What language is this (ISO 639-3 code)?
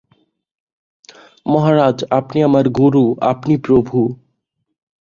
ben